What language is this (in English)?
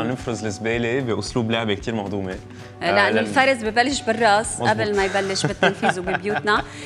Arabic